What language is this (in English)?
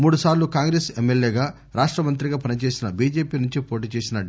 Telugu